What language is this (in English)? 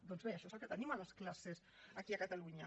Catalan